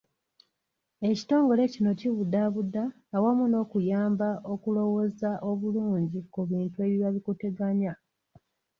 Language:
Ganda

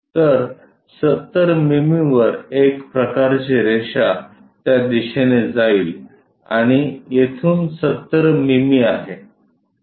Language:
Marathi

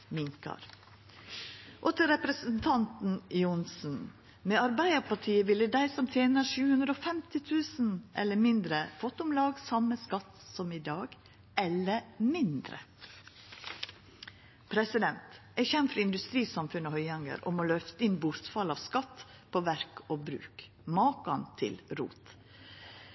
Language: Norwegian Nynorsk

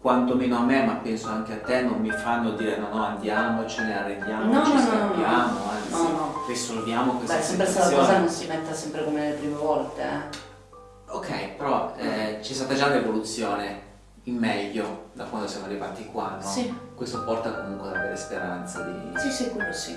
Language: Italian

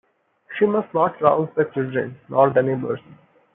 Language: English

